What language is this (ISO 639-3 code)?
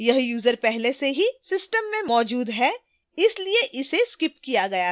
hin